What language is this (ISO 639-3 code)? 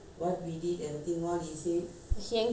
eng